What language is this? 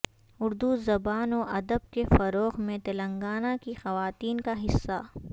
Urdu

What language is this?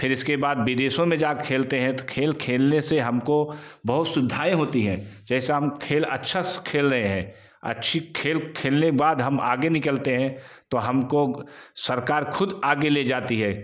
Hindi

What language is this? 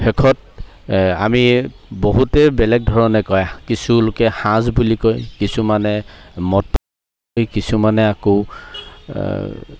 Assamese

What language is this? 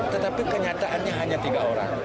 Indonesian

